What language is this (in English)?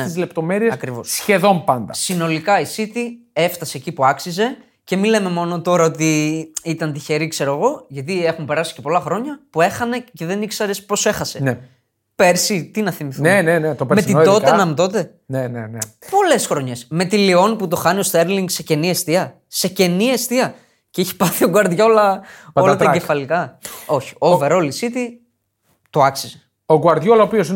Greek